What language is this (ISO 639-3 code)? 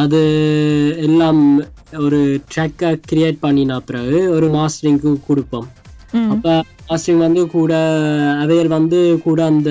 tam